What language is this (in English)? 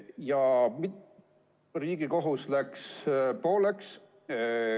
Estonian